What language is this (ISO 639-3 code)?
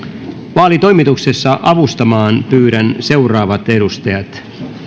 fin